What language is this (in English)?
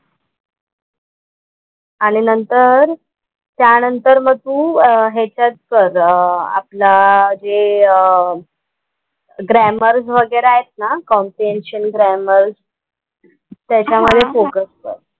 Marathi